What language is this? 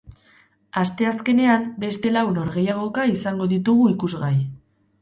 Basque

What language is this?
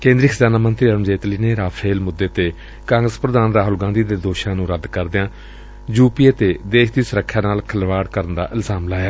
Punjabi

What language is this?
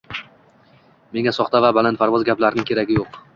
Uzbek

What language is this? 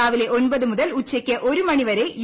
Malayalam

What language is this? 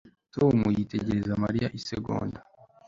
Kinyarwanda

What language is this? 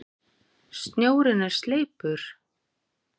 Icelandic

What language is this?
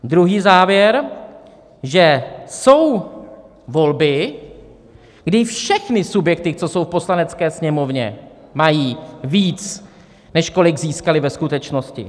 Czech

